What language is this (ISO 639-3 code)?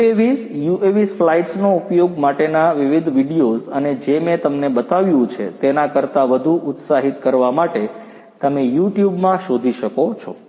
guj